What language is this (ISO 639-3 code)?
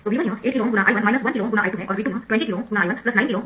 hin